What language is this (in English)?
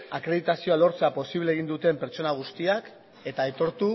Basque